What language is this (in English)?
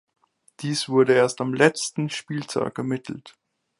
German